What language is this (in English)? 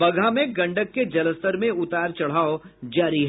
Hindi